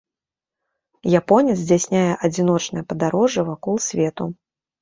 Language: Belarusian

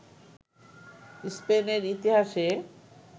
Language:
Bangla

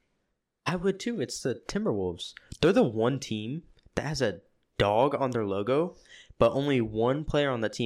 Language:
English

